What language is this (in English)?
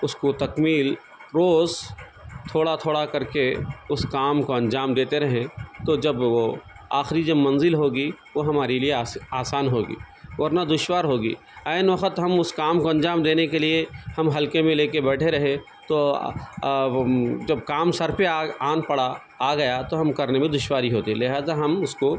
Urdu